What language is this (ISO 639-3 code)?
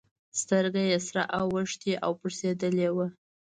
pus